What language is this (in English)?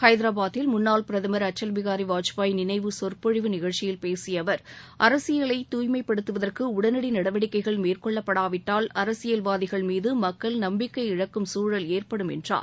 Tamil